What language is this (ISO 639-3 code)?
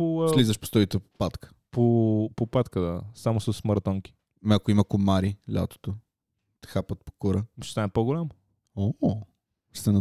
bul